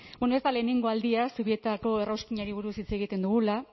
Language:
Basque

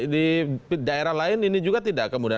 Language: Indonesian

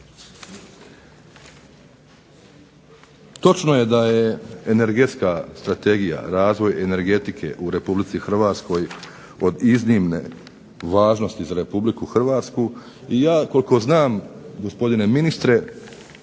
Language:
Croatian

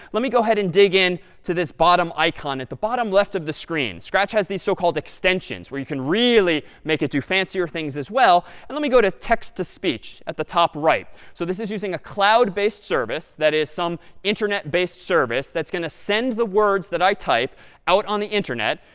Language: English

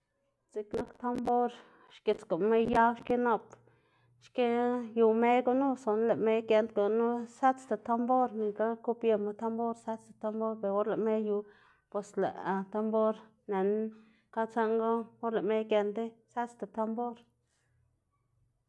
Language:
Xanaguía Zapotec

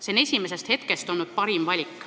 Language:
Estonian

